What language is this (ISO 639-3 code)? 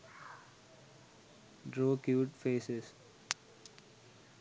sin